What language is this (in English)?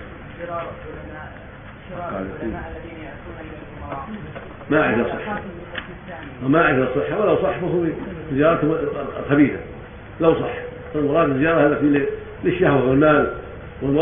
Arabic